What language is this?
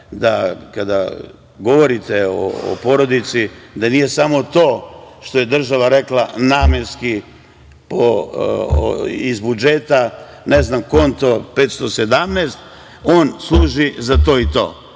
Serbian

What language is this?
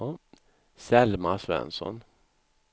Swedish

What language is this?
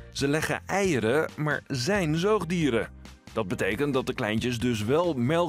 Dutch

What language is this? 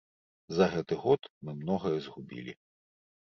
Belarusian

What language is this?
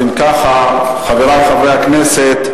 Hebrew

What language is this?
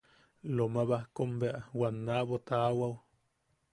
Yaqui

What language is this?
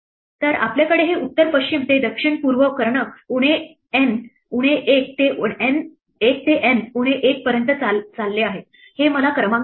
Marathi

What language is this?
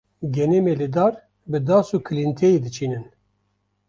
Kurdish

